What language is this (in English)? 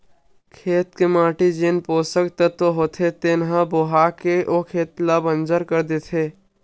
Chhattisgarhi